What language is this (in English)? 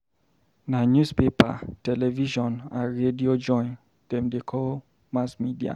Nigerian Pidgin